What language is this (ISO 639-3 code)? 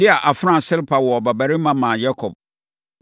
aka